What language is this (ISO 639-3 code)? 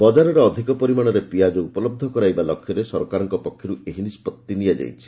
ori